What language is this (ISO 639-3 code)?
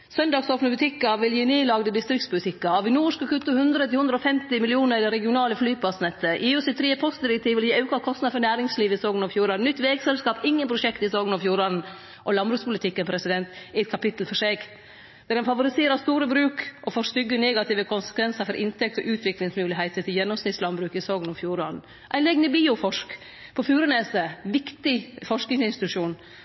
nno